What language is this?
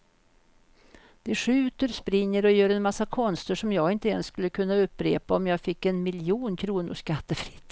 Swedish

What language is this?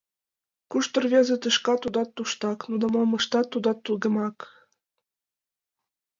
Mari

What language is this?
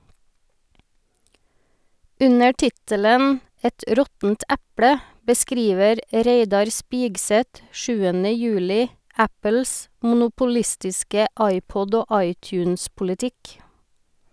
Norwegian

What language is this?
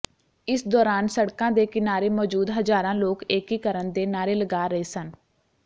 Punjabi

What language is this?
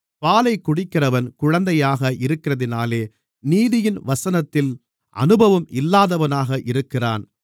Tamil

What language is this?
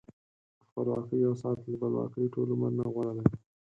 Pashto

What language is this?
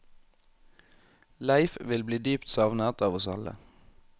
Norwegian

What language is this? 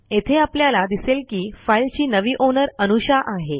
Marathi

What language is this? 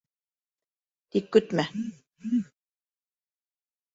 Bashkir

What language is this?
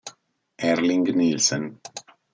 Italian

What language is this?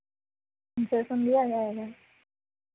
Hindi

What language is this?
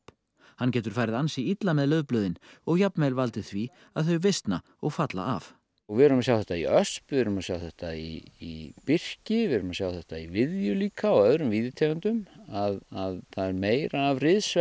Icelandic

